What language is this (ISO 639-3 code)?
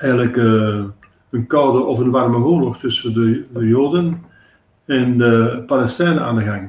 nld